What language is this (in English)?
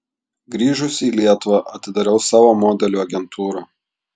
Lithuanian